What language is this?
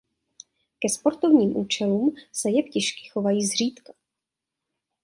Czech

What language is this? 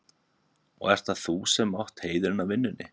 Icelandic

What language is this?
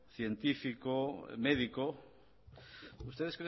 Spanish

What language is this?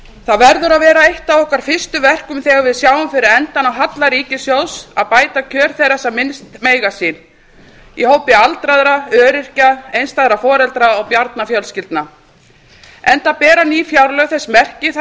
Icelandic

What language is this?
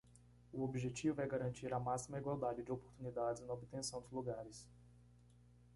Portuguese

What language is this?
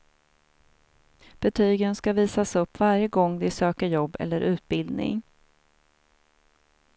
Swedish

